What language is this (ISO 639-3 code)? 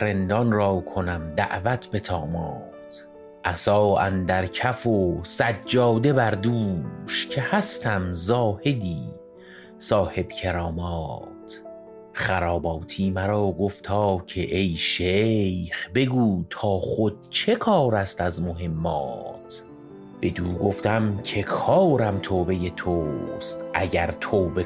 fas